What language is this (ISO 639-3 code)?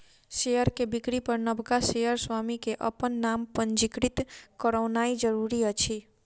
mai